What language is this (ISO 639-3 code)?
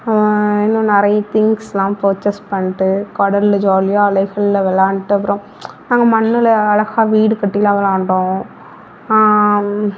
tam